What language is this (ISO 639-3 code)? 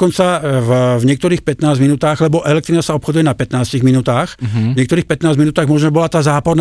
slk